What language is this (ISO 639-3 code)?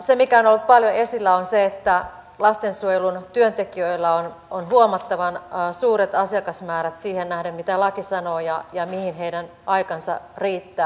fin